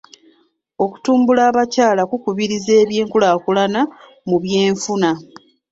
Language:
Ganda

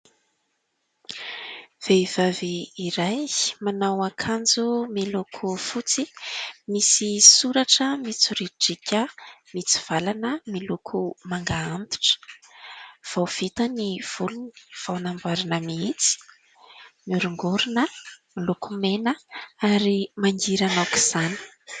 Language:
Malagasy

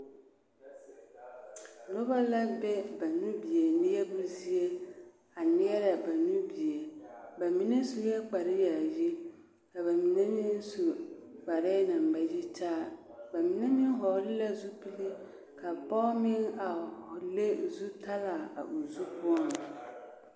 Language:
Southern Dagaare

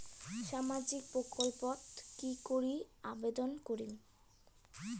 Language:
Bangla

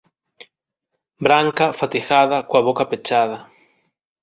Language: Galician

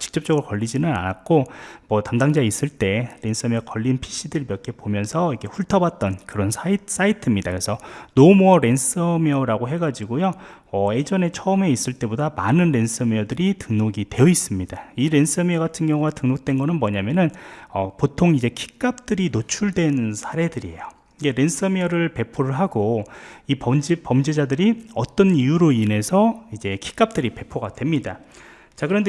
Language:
Korean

